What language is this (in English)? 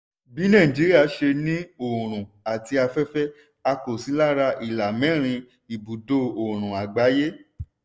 Yoruba